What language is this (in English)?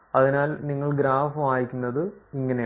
Malayalam